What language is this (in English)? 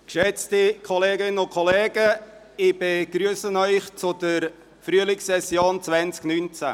Swiss German